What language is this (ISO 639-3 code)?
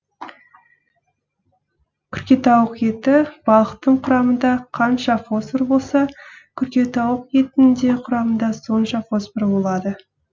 kaz